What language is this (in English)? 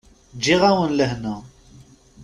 Kabyle